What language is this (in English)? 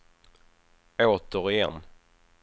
Swedish